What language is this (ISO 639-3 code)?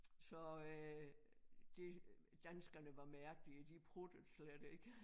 dan